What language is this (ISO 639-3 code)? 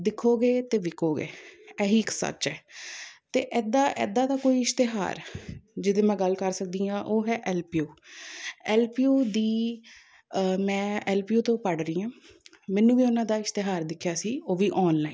pan